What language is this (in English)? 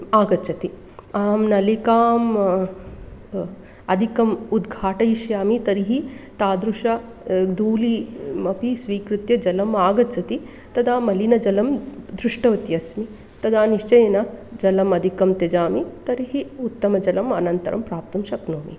Sanskrit